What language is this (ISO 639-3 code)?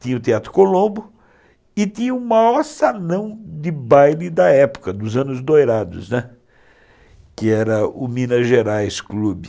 por